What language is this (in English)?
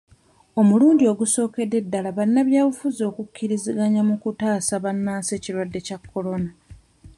Ganda